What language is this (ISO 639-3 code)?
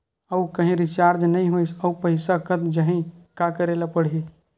hne